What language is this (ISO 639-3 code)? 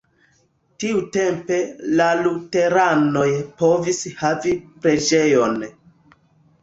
epo